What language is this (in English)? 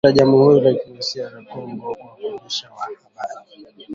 Swahili